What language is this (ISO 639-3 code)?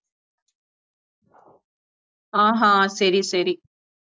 tam